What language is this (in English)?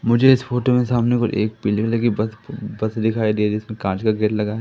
Hindi